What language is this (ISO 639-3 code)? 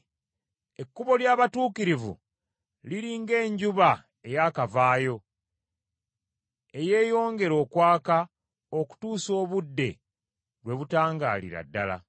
lug